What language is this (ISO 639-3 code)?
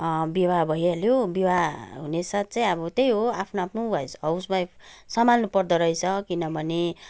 nep